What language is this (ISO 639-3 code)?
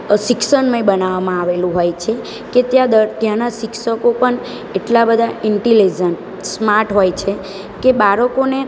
guj